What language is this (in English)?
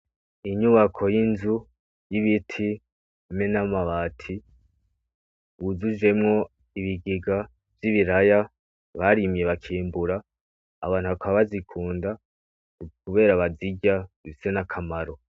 Rundi